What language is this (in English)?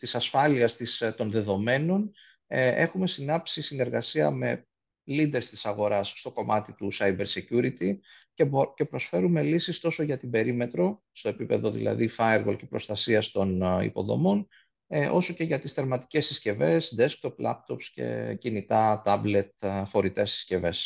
Greek